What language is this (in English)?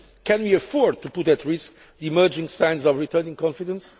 English